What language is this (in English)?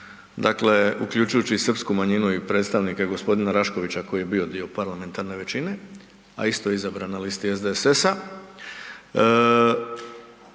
Croatian